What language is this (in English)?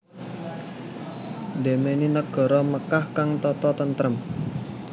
Javanese